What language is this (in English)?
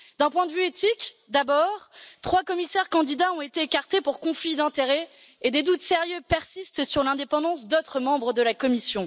French